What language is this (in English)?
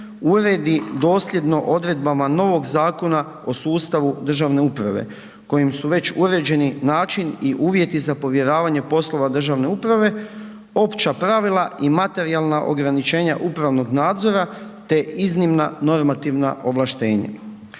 Croatian